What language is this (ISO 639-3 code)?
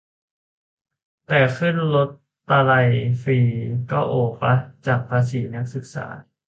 tha